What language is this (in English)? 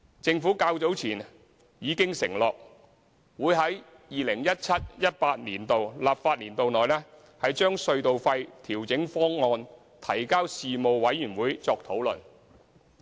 Cantonese